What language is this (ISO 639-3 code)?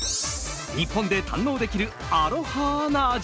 jpn